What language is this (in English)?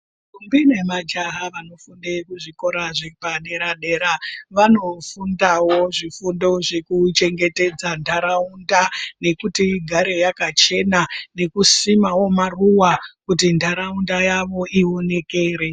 Ndau